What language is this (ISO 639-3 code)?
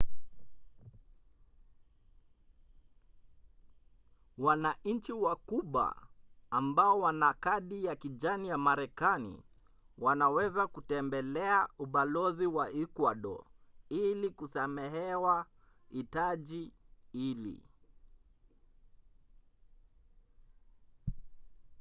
swa